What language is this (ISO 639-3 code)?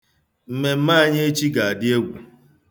ibo